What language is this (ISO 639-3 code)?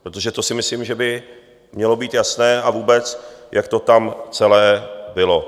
ces